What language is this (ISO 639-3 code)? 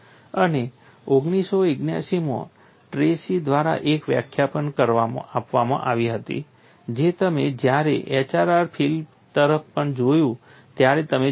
guj